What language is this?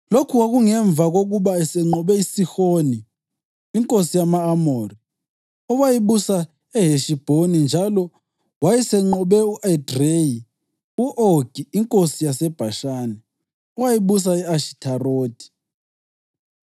North Ndebele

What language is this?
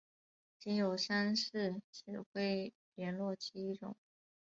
Chinese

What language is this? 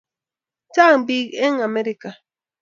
Kalenjin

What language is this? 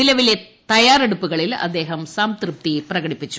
Malayalam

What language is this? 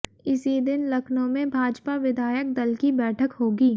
Hindi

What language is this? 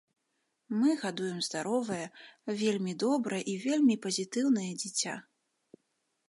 Belarusian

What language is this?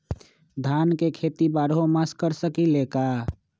Magahi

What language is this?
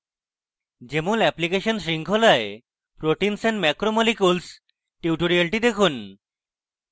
Bangla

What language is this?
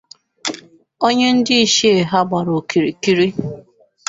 Igbo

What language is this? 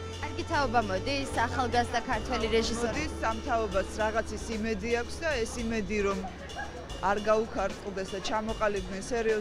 Russian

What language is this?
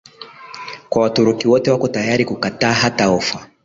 Swahili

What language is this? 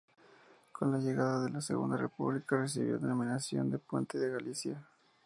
Spanish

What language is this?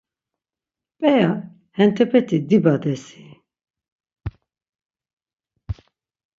Laz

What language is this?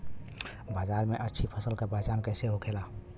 Bhojpuri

